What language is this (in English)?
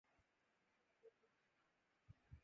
Urdu